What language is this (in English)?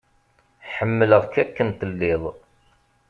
Kabyle